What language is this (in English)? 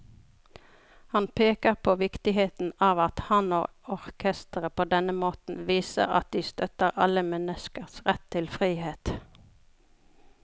Norwegian